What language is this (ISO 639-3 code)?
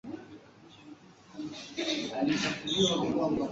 swa